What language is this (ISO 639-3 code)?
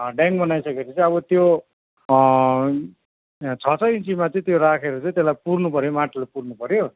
nep